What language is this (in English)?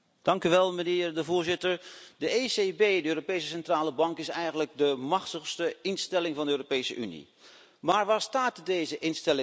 Dutch